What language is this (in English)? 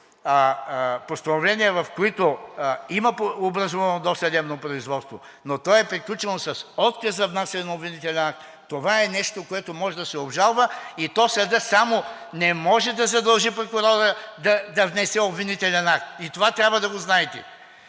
Bulgarian